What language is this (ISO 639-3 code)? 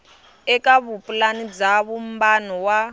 tso